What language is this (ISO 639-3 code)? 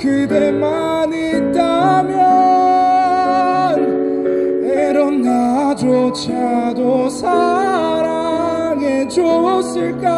kor